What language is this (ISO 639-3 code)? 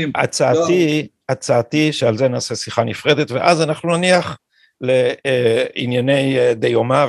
heb